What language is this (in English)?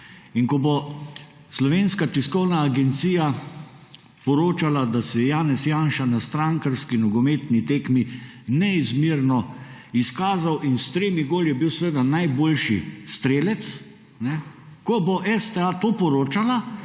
Slovenian